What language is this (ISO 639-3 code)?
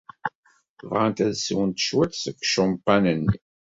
kab